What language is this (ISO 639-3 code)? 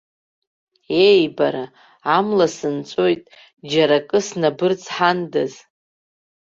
abk